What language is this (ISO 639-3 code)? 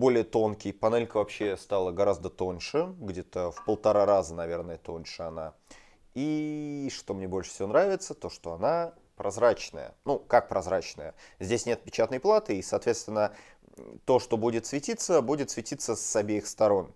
rus